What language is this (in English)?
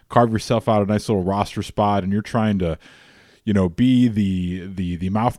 English